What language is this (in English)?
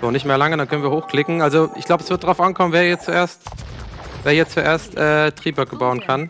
German